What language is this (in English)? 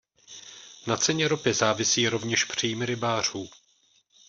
Czech